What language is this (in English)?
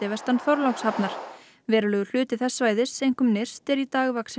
Icelandic